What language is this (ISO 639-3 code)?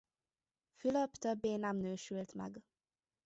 hun